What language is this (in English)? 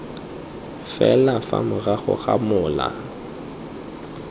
Tswana